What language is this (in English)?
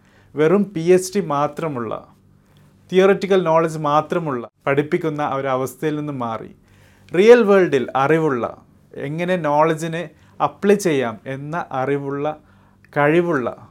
Malayalam